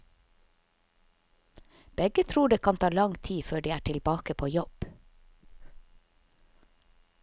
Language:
Norwegian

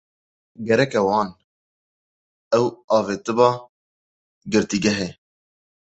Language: Kurdish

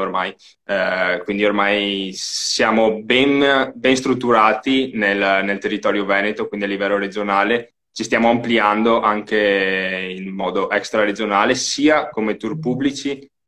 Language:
Italian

